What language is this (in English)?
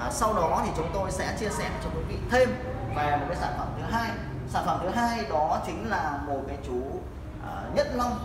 Vietnamese